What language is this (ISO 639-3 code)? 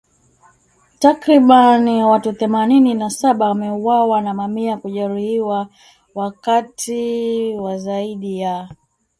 swa